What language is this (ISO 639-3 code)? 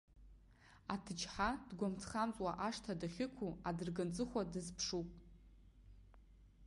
abk